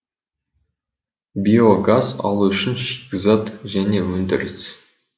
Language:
Kazakh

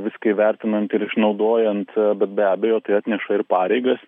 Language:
Lithuanian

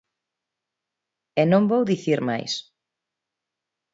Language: Galician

